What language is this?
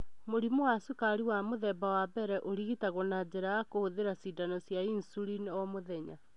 Kikuyu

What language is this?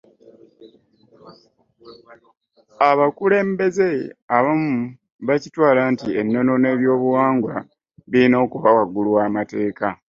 Ganda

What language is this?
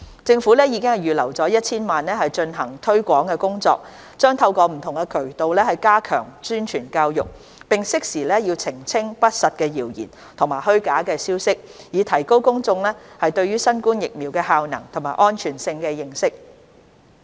Cantonese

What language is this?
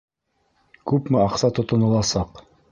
Bashkir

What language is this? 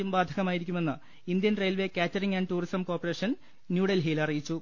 Malayalam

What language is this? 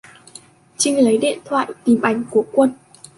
Vietnamese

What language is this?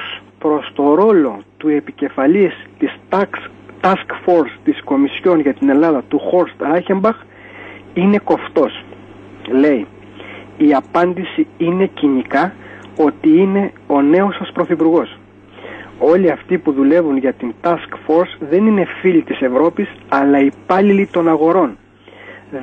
Greek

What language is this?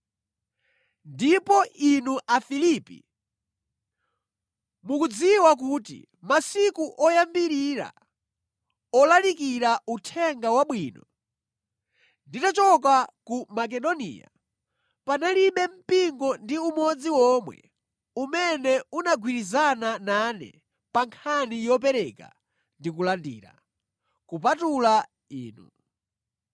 Nyanja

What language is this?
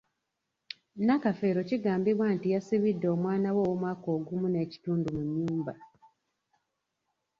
Ganda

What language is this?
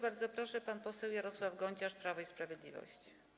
Polish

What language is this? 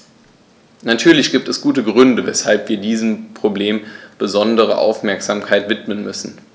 German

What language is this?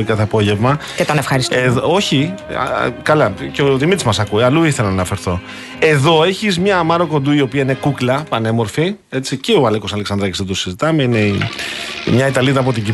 Greek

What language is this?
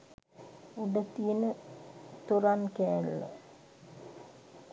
Sinhala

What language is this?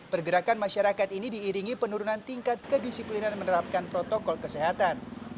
Indonesian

